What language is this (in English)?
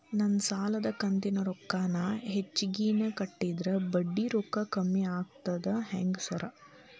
Kannada